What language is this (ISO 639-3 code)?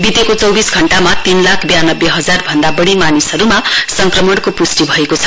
nep